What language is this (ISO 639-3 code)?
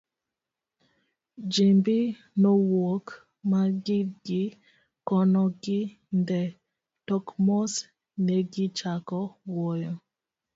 luo